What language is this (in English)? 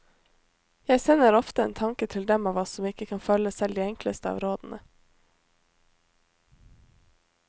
Norwegian